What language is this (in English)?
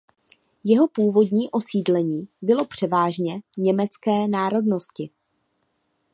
Czech